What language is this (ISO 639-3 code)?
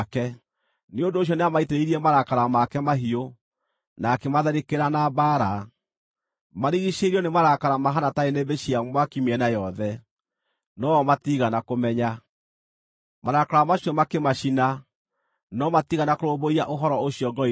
kik